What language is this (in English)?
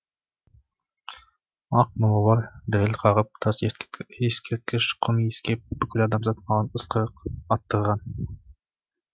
Kazakh